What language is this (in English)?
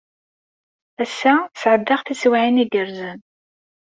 Kabyle